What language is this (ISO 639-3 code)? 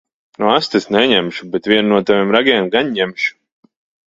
lav